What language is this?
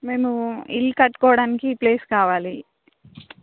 Telugu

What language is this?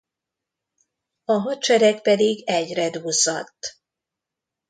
Hungarian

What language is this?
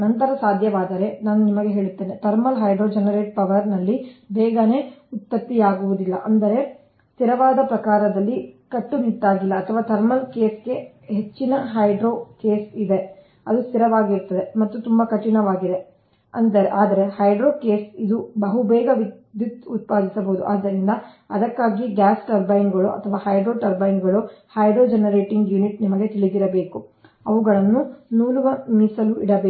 Kannada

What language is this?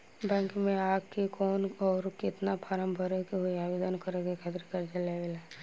Bhojpuri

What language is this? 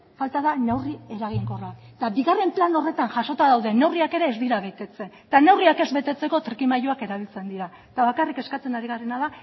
Basque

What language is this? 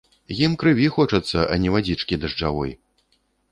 Belarusian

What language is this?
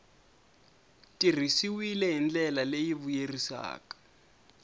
Tsonga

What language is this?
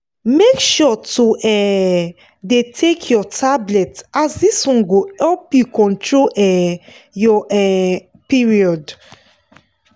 Nigerian Pidgin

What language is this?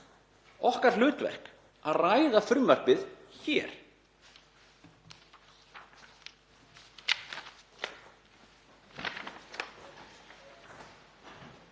Icelandic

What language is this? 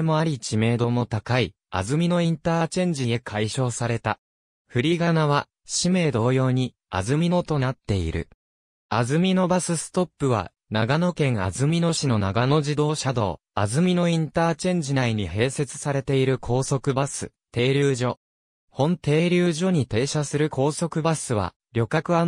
Japanese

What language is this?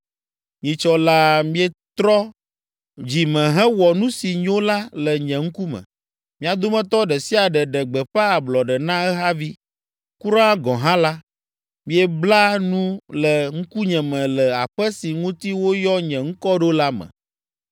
Ewe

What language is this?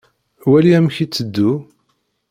Kabyle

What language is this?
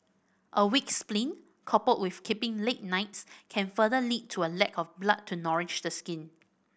English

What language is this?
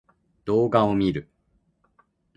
Japanese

